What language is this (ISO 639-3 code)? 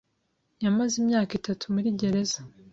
kin